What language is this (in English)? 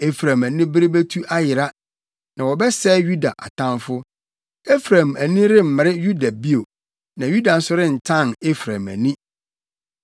Akan